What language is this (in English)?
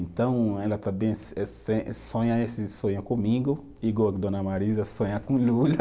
Portuguese